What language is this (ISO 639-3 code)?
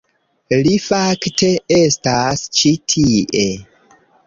epo